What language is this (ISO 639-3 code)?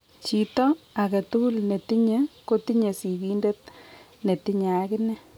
kln